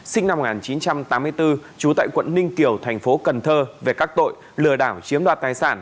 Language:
Vietnamese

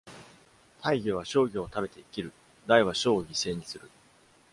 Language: Japanese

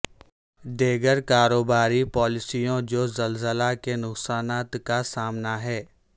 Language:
Urdu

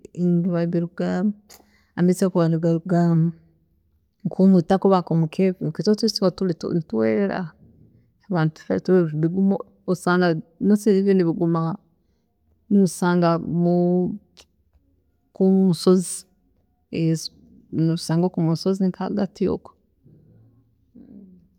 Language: Tooro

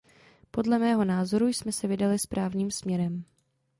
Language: Czech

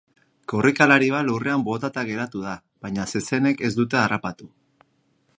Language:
Basque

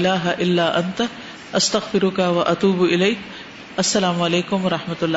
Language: Urdu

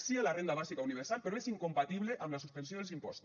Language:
Catalan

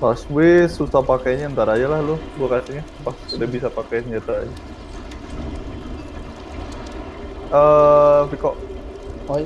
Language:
Indonesian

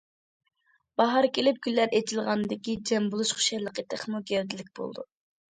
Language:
Uyghur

